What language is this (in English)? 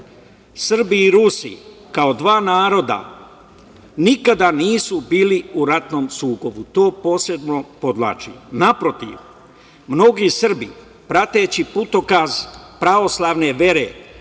Serbian